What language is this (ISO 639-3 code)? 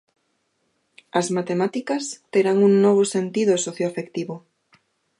glg